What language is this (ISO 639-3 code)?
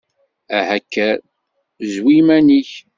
kab